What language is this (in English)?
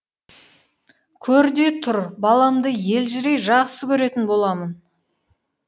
Kazakh